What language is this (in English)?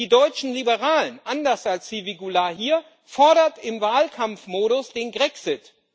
German